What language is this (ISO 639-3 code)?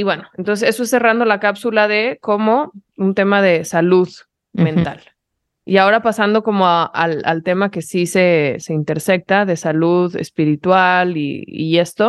spa